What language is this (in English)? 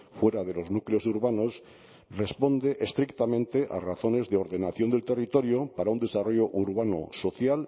Spanish